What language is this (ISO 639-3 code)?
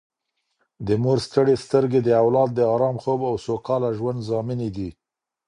pus